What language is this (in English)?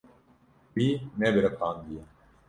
Kurdish